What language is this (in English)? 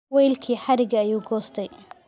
Somali